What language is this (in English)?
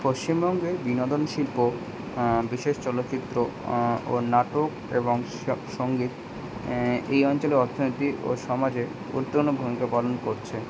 Bangla